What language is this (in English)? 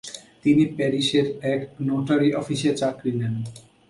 Bangla